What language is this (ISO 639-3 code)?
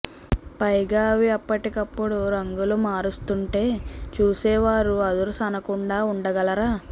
tel